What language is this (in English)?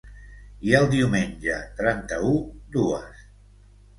Catalan